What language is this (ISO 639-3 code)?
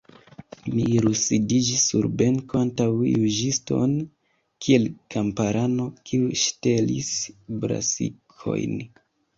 epo